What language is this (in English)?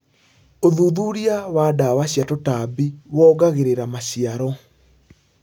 Kikuyu